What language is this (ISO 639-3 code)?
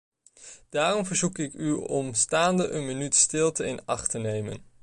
nld